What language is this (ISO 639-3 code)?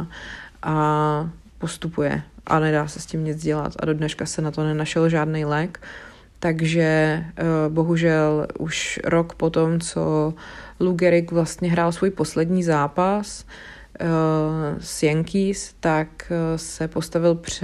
ces